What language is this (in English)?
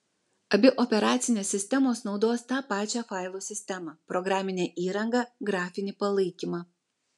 Lithuanian